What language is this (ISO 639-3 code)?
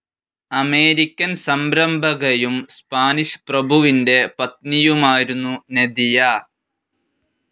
mal